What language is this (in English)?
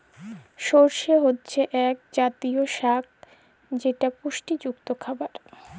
Bangla